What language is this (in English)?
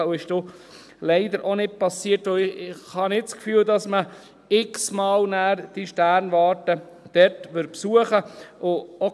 Swiss German